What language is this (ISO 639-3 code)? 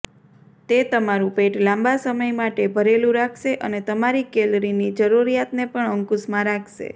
guj